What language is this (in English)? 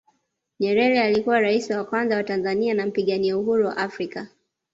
Swahili